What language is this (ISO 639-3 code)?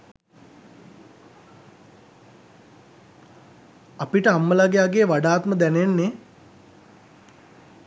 sin